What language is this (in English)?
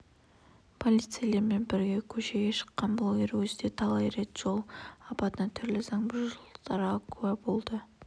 Kazakh